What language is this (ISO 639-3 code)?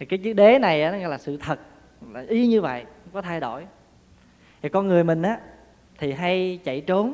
vie